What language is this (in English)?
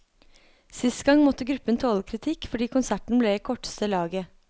Norwegian